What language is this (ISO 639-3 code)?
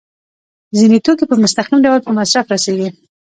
pus